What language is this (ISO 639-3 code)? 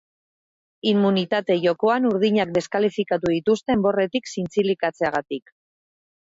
eus